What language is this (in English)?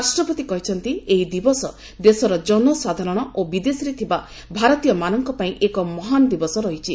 Odia